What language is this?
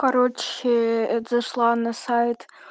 Russian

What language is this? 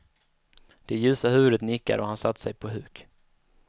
Swedish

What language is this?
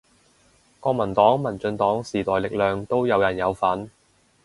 Cantonese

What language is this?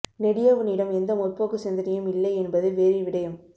Tamil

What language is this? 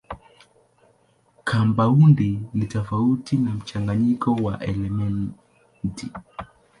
Swahili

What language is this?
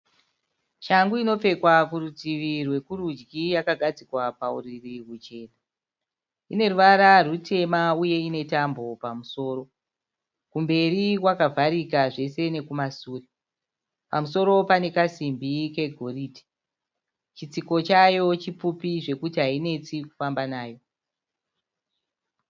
Shona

